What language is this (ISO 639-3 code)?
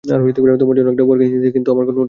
ben